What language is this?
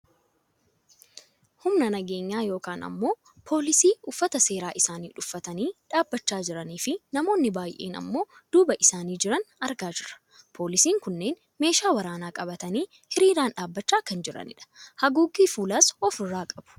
Oromo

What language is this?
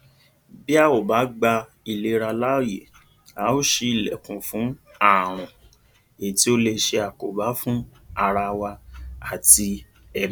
Yoruba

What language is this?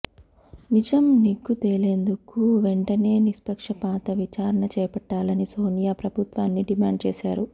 Telugu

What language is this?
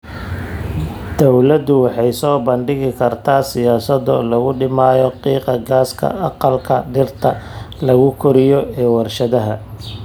Somali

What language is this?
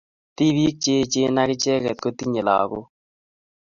Kalenjin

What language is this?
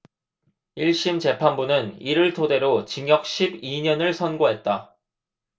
Korean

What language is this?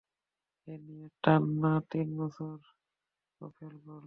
Bangla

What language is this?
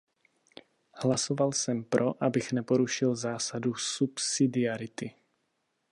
Czech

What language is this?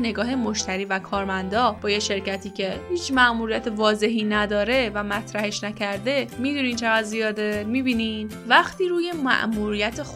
Persian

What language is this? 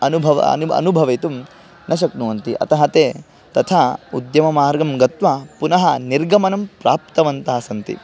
Sanskrit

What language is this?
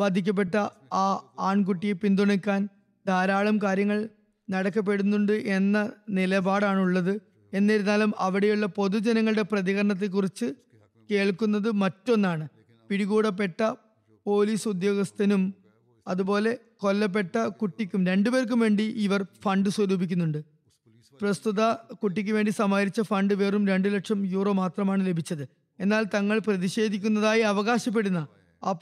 Malayalam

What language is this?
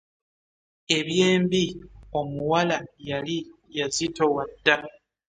Ganda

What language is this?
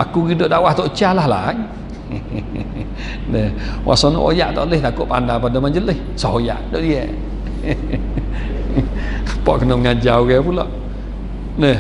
Malay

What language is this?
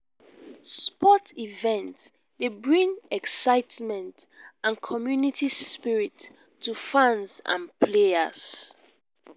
Nigerian Pidgin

